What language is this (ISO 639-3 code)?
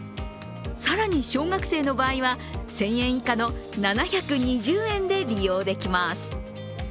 jpn